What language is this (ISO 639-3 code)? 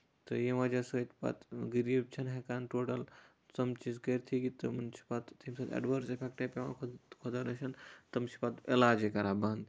kas